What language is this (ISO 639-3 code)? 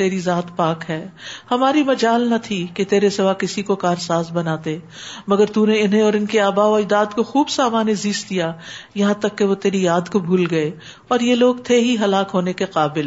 urd